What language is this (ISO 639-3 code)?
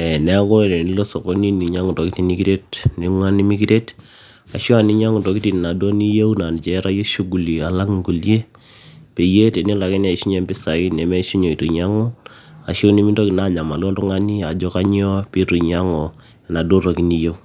mas